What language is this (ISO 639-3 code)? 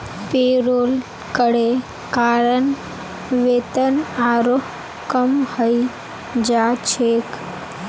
mag